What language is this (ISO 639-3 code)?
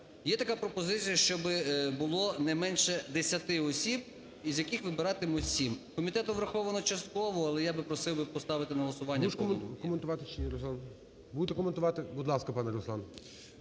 ukr